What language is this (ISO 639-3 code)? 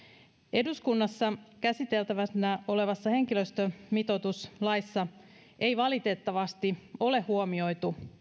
fin